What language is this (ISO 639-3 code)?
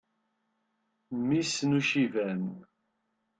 kab